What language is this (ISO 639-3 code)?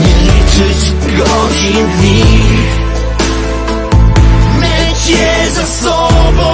pol